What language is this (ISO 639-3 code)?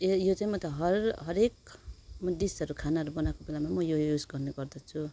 nep